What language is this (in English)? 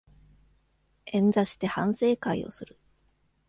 Japanese